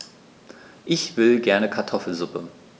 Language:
German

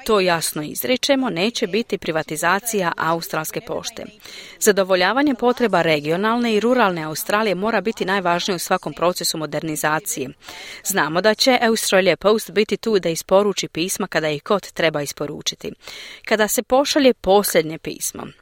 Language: Croatian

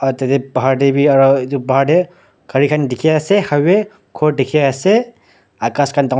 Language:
Naga Pidgin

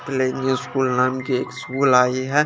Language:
Hindi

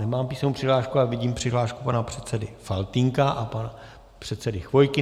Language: Czech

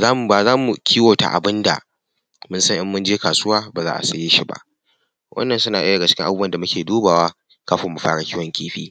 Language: Hausa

